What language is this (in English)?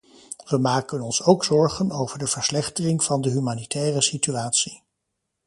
Dutch